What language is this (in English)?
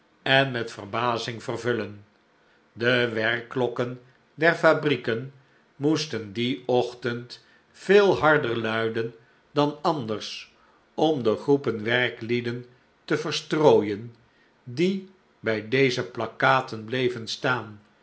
Dutch